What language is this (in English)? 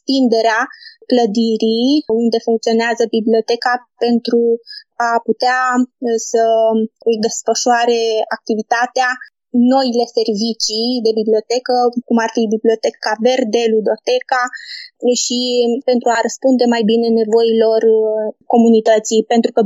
Romanian